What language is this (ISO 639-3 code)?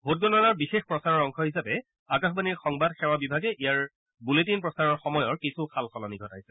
asm